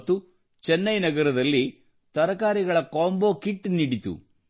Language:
Kannada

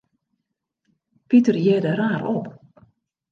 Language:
Western Frisian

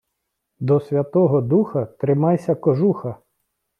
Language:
Ukrainian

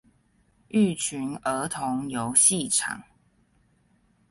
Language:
Chinese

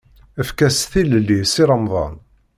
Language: Kabyle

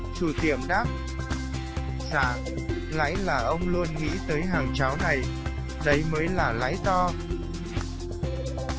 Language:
Vietnamese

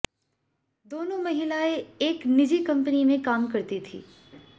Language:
Hindi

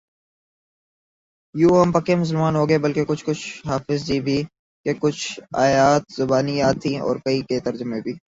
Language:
Urdu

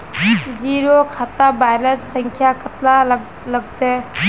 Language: Magahi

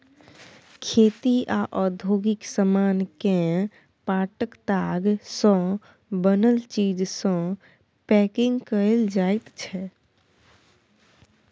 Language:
Maithili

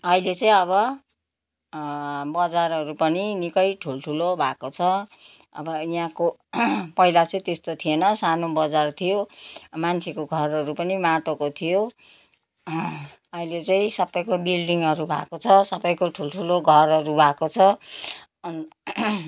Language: Nepali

